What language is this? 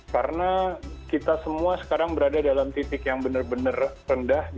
Indonesian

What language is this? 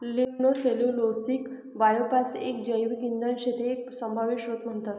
Marathi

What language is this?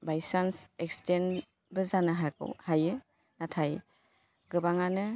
Bodo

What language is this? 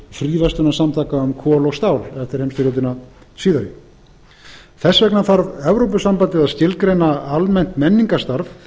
Icelandic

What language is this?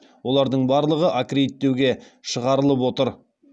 Kazakh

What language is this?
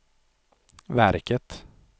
Swedish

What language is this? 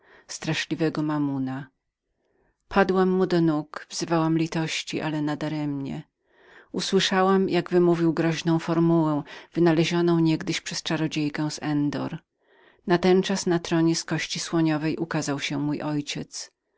Polish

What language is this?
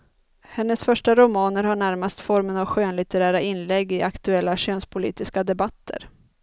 Swedish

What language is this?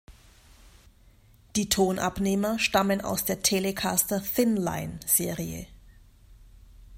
German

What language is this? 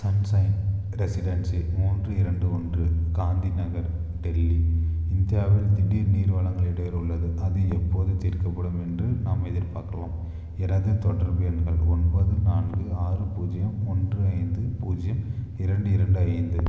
Tamil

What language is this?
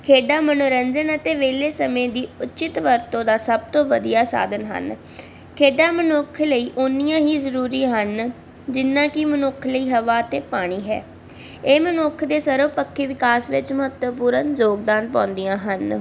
Punjabi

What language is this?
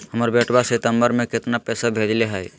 Magahi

